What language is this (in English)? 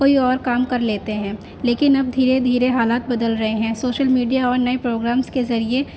Urdu